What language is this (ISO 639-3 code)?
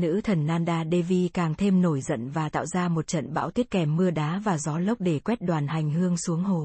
vie